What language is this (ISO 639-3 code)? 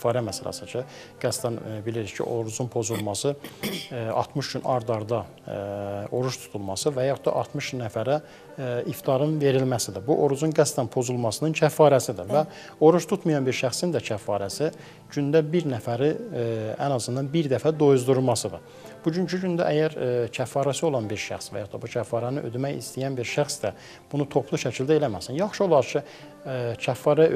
tur